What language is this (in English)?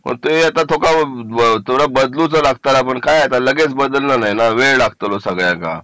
Marathi